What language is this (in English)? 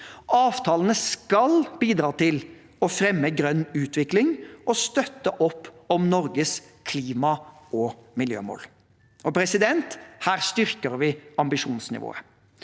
Norwegian